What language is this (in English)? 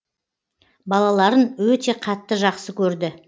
Kazakh